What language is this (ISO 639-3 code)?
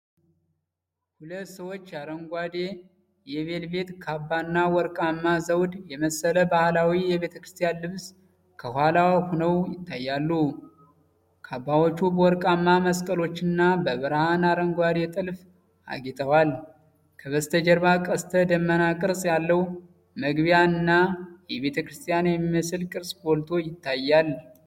amh